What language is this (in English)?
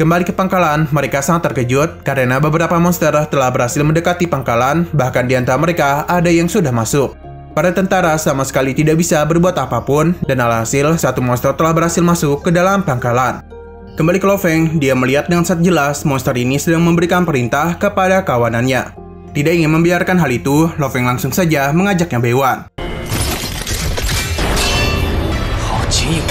Indonesian